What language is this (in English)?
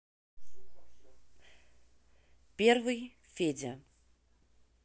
Russian